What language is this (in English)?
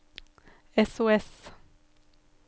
Norwegian